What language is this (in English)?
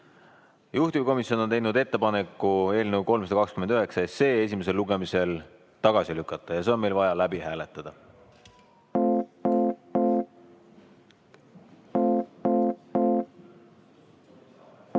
Estonian